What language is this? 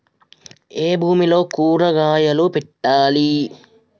Telugu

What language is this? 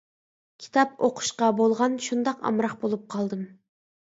Uyghur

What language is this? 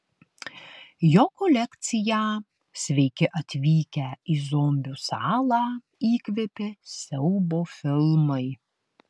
Lithuanian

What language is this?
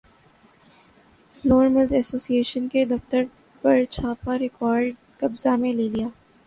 Urdu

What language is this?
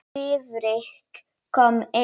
Icelandic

